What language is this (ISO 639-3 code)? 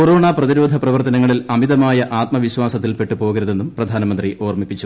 mal